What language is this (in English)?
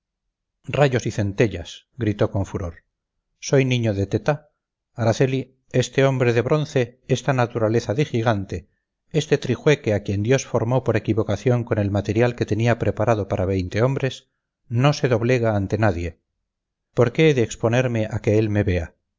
Spanish